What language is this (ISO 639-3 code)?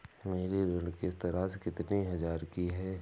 hin